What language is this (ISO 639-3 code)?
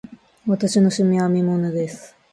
jpn